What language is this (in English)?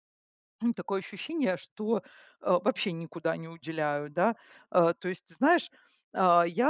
Russian